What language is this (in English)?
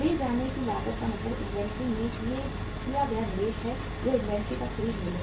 Hindi